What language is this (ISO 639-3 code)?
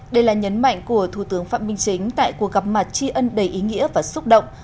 vie